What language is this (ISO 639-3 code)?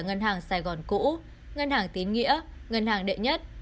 vie